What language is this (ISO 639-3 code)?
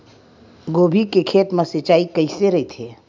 hne